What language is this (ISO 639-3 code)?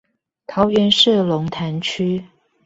zho